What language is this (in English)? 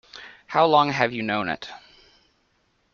English